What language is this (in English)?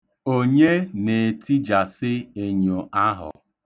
Igbo